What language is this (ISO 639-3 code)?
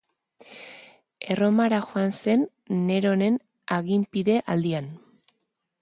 eus